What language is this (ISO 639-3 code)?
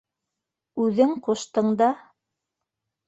bak